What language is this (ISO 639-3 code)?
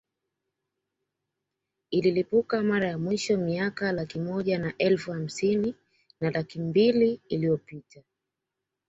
swa